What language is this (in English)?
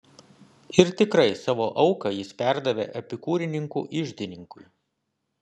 Lithuanian